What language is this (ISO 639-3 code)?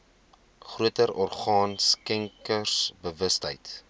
afr